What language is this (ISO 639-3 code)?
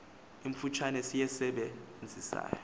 xho